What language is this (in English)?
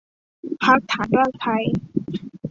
Thai